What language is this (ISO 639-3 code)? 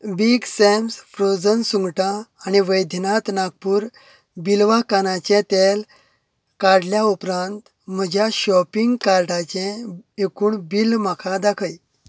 kok